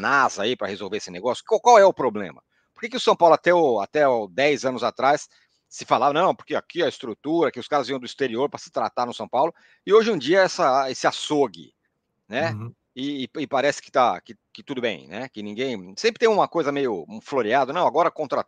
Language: Portuguese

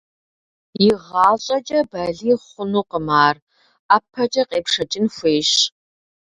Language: Kabardian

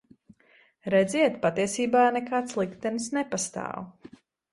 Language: Latvian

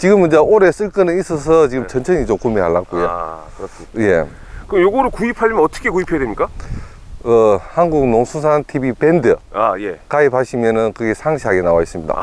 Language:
Korean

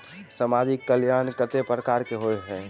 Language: Maithili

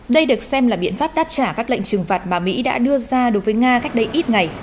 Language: Vietnamese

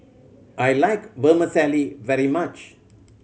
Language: English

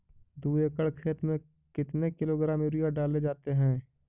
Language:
Magahi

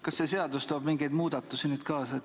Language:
Estonian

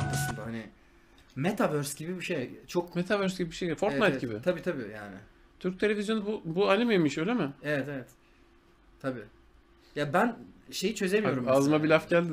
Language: Turkish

